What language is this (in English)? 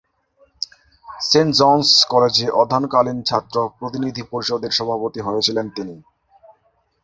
Bangla